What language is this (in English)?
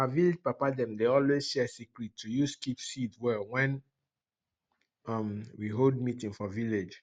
Nigerian Pidgin